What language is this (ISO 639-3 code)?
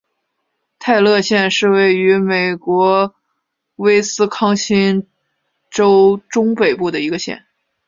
zho